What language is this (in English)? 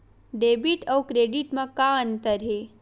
Chhattisgarhi